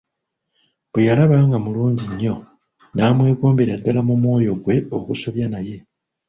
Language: Ganda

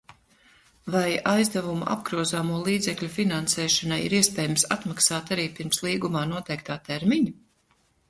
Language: Latvian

